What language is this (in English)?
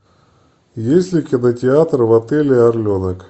Russian